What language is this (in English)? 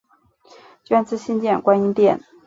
Chinese